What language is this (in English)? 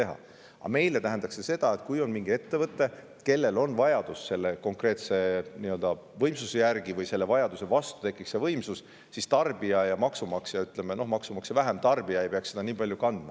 Estonian